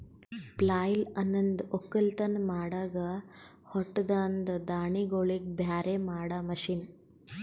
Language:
Kannada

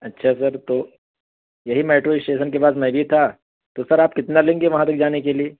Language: Urdu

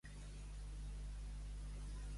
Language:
Catalan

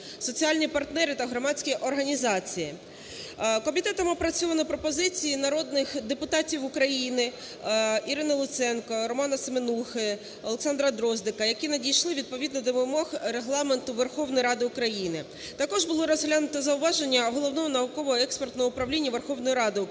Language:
Ukrainian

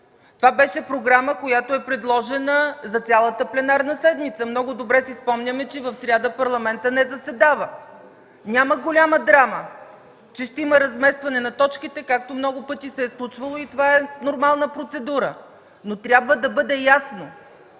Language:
Bulgarian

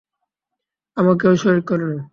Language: Bangla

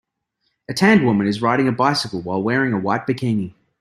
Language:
English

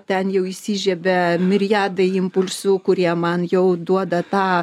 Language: Lithuanian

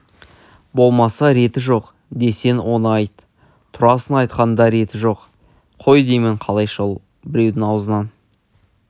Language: Kazakh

